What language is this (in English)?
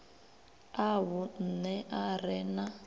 Venda